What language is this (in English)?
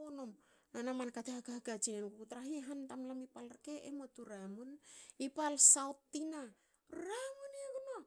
Hakö